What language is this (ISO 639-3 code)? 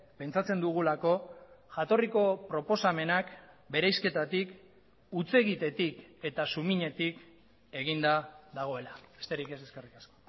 eus